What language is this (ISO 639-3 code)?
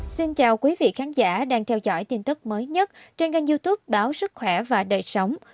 vie